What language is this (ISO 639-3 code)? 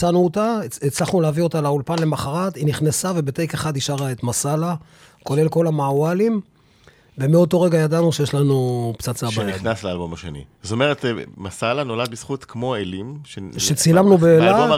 heb